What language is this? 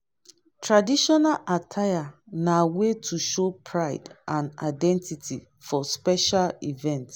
Nigerian Pidgin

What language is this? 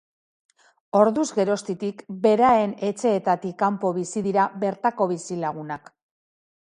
Basque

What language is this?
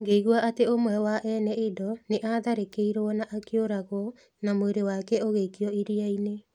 Kikuyu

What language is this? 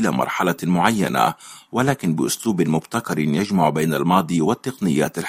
Arabic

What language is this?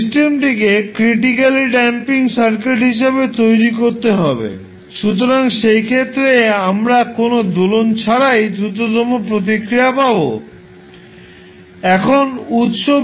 Bangla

